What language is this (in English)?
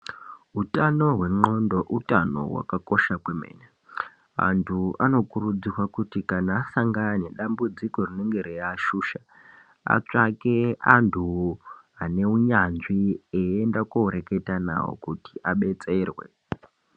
Ndau